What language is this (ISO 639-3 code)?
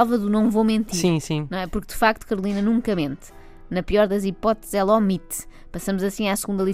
por